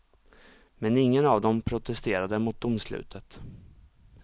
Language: Swedish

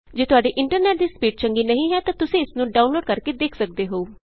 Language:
Punjabi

